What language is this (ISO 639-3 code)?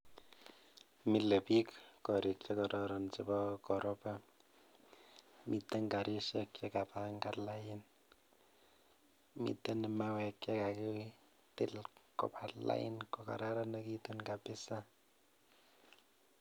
kln